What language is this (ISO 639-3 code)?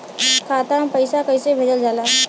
bho